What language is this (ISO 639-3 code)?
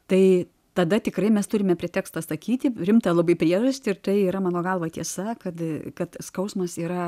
lit